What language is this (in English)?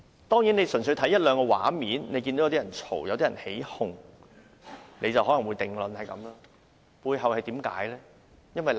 Cantonese